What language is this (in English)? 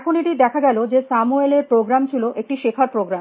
Bangla